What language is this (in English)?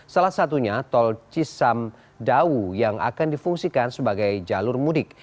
Indonesian